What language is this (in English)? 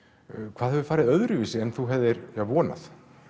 Icelandic